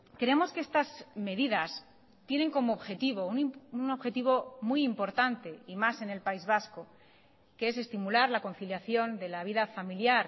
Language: Spanish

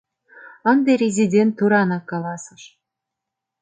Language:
Mari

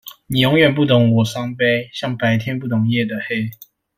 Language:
Chinese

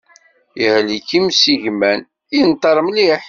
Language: Kabyle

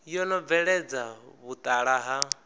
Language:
Venda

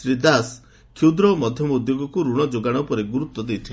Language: Odia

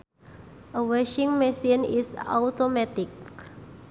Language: Sundanese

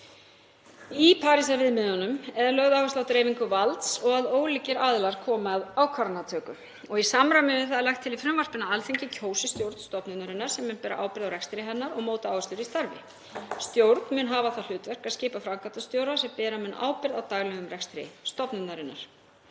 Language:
Icelandic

